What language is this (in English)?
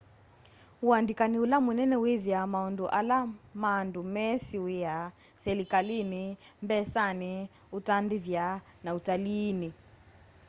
Kamba